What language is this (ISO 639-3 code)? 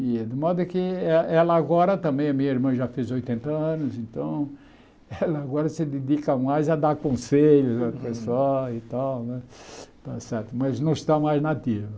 por